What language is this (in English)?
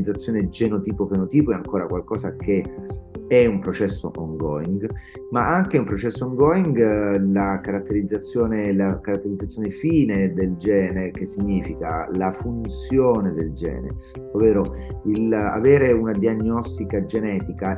Italian